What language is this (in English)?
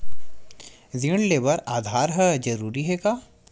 Chhattisgarhi